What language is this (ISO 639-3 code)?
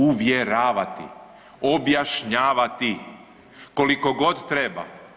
hrv